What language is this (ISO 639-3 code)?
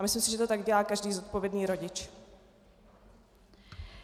ces